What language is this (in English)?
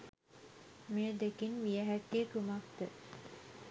Sinhala